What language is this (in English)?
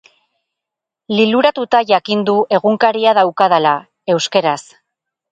Basque